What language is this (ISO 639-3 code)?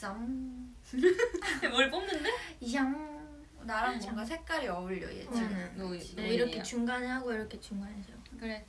kor